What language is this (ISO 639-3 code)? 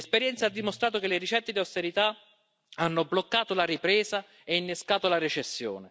ita